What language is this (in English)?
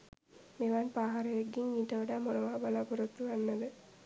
Sinhala